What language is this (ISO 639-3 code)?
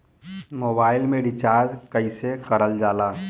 bho